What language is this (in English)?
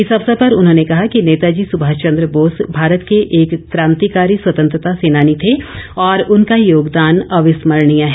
Hindi